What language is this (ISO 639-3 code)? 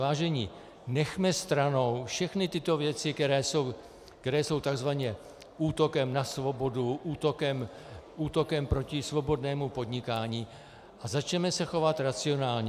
ces